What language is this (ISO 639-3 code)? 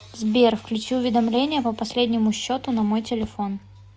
rus